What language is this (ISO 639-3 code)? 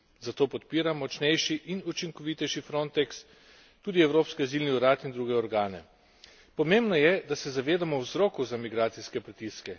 slv